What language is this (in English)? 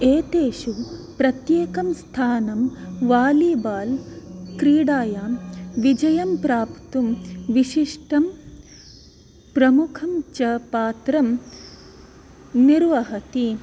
Sanskrit